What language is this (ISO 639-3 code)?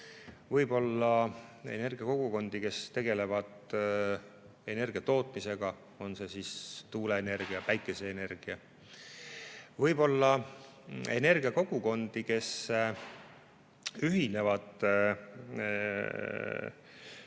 est